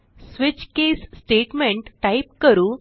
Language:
Marathi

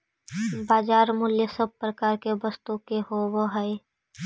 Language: Magahi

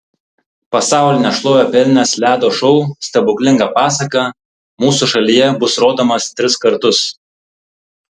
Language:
Lithuanian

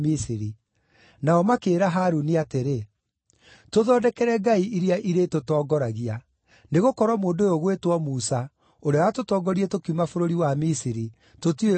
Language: Kikuyu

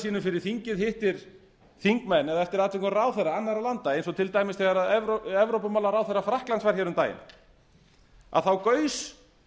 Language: Icelandic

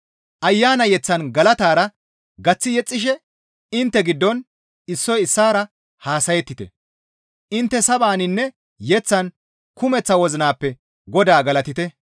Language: Gamo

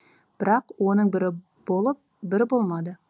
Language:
Kazakh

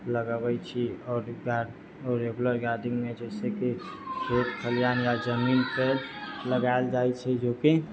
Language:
Maithili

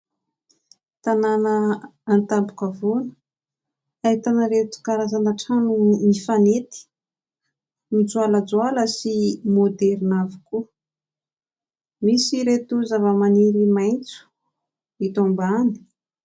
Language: Malagasy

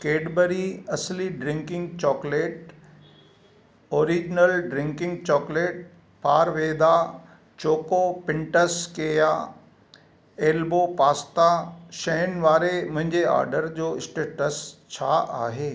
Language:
Sindhi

